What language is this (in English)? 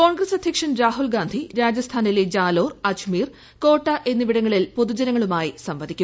Malayalam